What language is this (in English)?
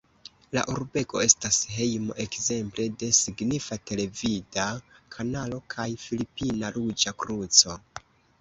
Esperanto